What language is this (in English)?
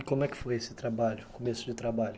Portuguese